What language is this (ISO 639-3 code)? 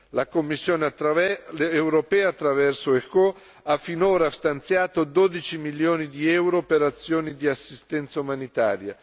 ita